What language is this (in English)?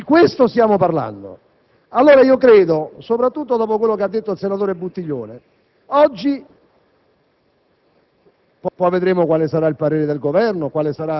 Italian